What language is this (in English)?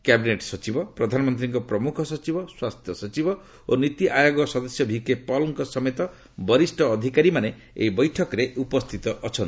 Odia